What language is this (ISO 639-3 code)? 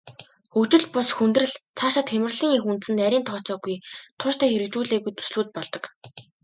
mon